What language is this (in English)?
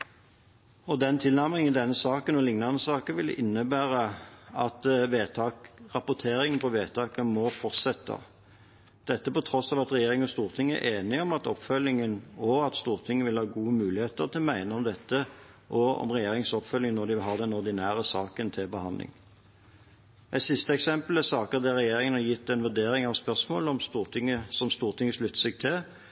Norwegian Bokmål